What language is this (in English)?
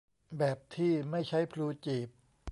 Thai